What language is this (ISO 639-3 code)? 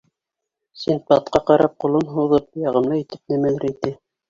bak